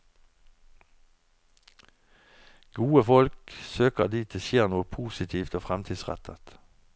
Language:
Norwegian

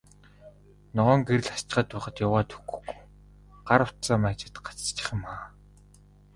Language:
Mongolian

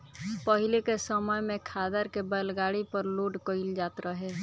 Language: Bhojpuri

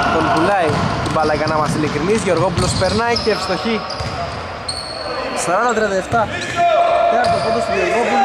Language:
Greek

